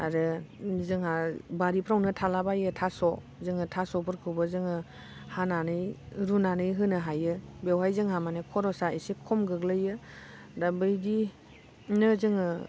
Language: Bodo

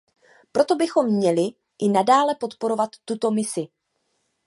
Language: Czech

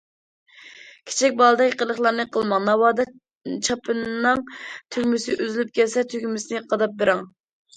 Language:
Uyghur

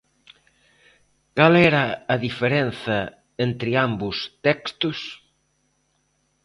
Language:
Galician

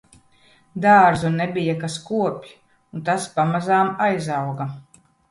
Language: Latvian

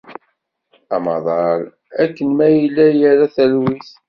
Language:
Kabyle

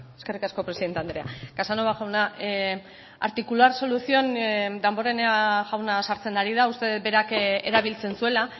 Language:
Basque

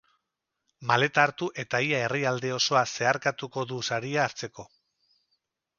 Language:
Basque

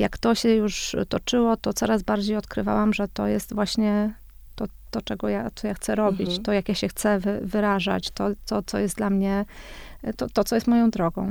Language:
Polish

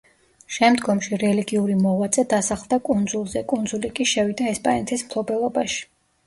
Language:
Georgian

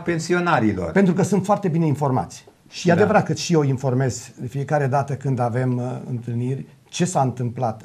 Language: Romanian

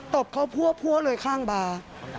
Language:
Thai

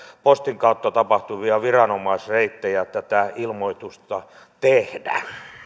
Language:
Finnish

